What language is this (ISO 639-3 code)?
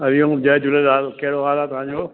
snd